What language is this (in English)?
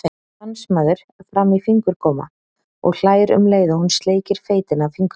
Icelandic